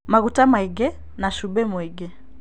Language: Kikuyu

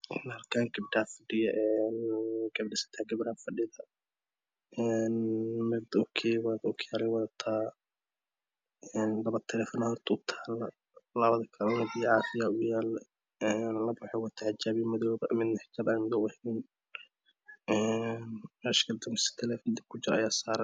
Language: Somali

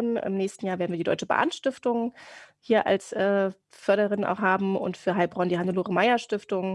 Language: German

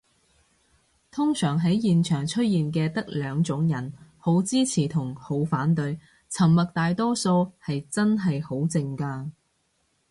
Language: Cantonese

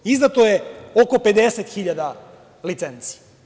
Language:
Serbian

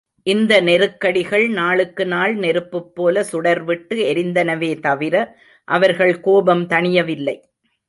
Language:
Tamil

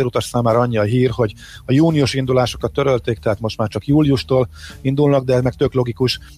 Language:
Hungarian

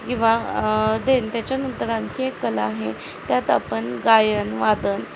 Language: Marathi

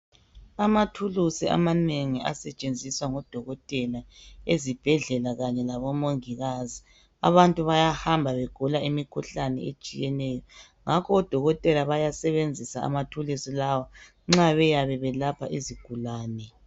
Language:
North Ndebele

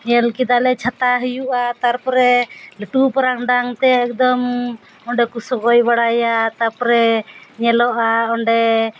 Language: Santali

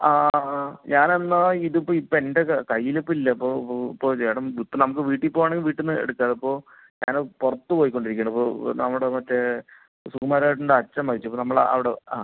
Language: Malayalam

